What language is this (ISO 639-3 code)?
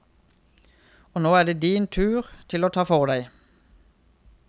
nor